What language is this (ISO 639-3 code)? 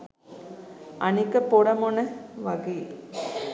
sin